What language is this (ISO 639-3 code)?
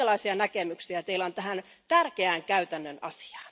fin